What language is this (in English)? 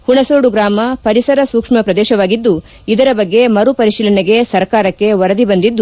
Kannada